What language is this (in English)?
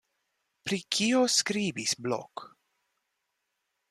Esperanto